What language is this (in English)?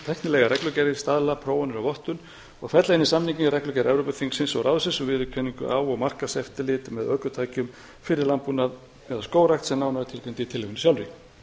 Icelandic